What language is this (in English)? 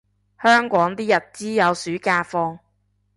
Cantonese